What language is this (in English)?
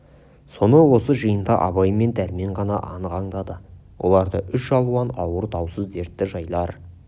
Kazakh